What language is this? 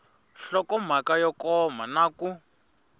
Tsonga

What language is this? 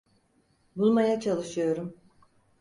Turkish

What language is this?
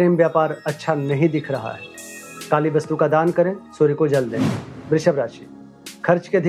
Hindi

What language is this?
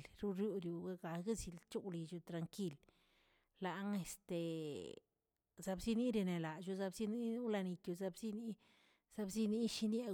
Tilquiapan Zapotec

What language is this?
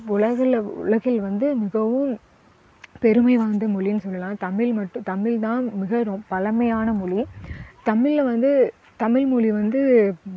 Tamil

